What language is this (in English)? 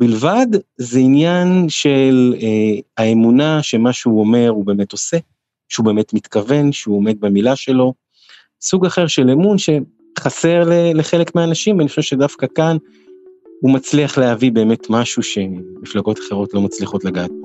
Hebrew